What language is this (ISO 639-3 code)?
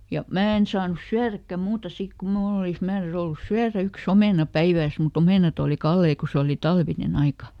fin